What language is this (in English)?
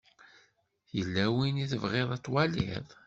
Kabyle